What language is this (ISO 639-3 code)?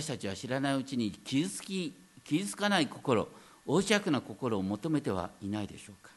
jpn